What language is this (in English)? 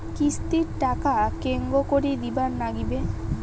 Bangla